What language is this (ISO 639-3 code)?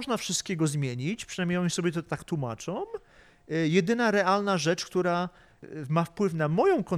pol